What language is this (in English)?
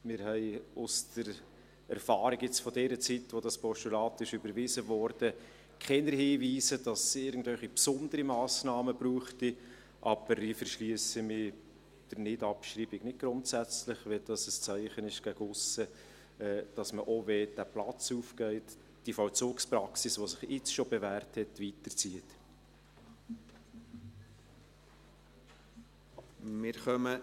Swiss German